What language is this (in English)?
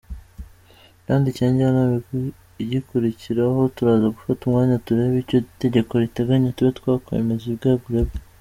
Kinyarwanda